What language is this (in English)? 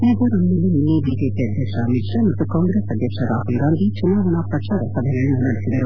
Kannada